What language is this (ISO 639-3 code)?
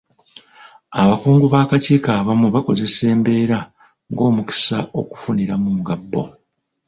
lug